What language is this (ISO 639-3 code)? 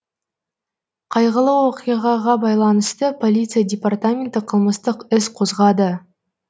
kaz